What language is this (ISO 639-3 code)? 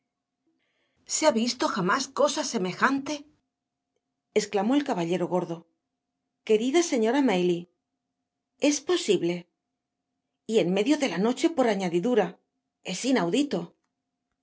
spa